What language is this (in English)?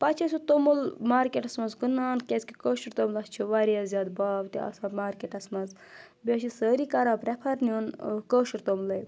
Kashmiri